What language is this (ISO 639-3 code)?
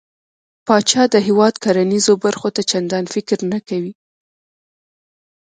pus